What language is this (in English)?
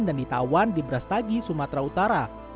Indonesian